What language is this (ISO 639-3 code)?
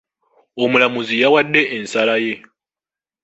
lug